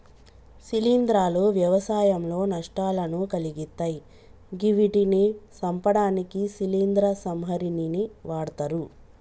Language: Telugu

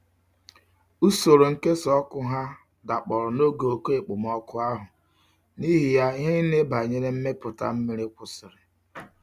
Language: Igbo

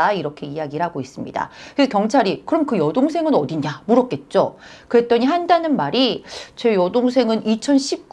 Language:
Korean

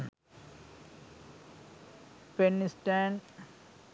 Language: Sinhala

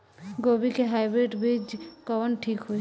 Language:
Bhojpuri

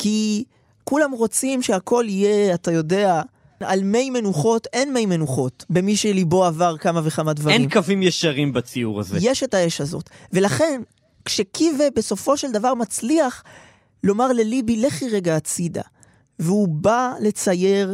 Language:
Hebrew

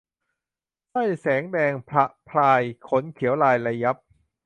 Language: Thai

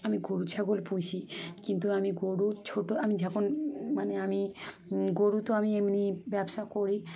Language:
Bangla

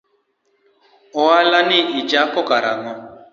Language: Luo (Kenya and Tanzania)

